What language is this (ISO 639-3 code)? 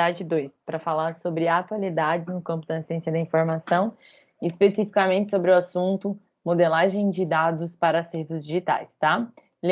por